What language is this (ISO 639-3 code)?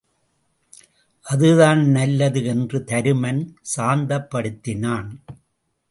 tam